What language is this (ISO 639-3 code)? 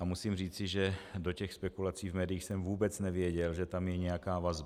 ces